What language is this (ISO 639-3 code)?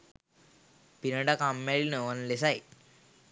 sin